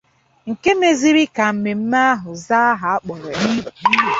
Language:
Igbo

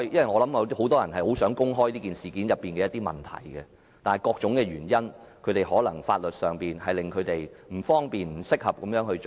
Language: Cantonese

